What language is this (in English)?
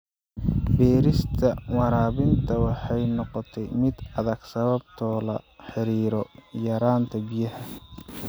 Somali